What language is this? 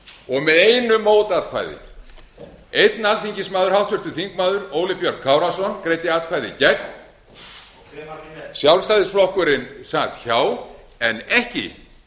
Icelandic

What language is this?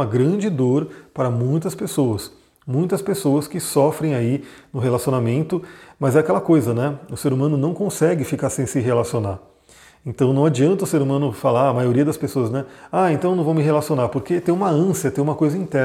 Portuguese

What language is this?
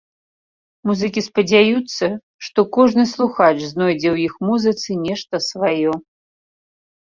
Belarusian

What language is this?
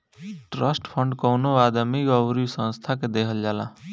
Bhojpuri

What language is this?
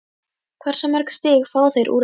Icelandic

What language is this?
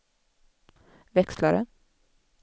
Swedish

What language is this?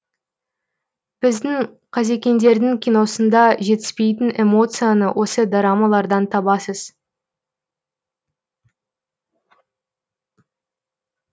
Kazakh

